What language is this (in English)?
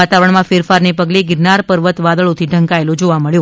Gujarati